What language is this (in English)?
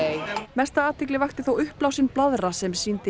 Icelandic